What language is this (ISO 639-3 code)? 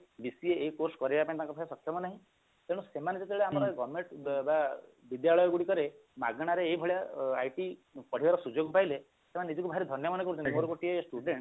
ori